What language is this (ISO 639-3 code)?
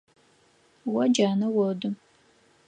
ady